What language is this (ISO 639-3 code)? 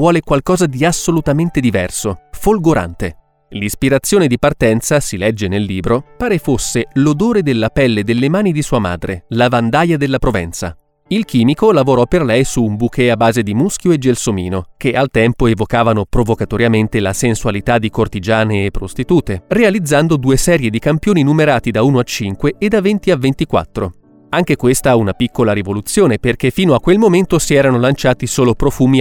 ita